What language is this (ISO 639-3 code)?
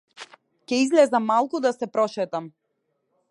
mkd